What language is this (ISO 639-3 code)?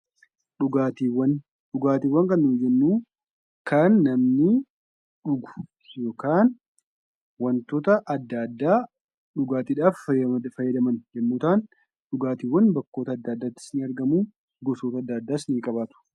orm